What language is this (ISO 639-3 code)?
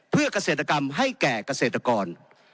tha